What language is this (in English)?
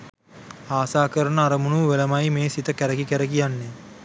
Sinhala